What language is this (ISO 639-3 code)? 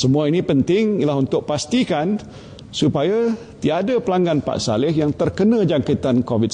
msa